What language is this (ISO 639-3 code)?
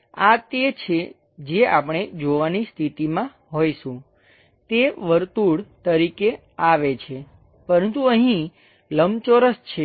guj